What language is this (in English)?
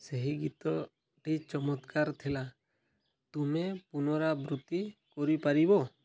Odia